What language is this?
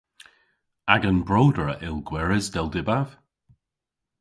Cornish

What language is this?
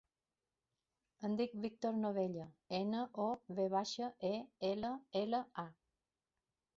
Catalan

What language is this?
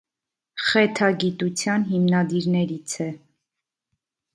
Armenian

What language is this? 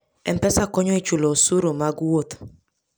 Luo (Kenya and Tanzania)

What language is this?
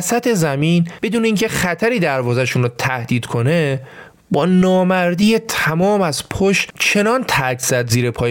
Persian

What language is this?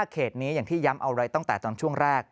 Thai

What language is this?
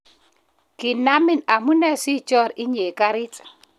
Kalenjin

